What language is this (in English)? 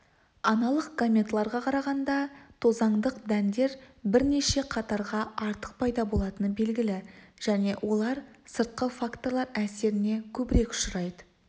Kazakh